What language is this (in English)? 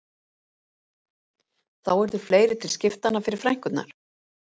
Icelandic